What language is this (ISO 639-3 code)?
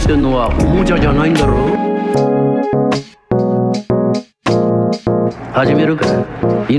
ind